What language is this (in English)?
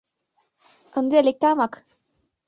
Mari